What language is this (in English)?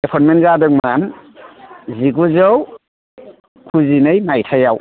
Bodo